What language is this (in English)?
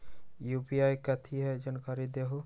Magahi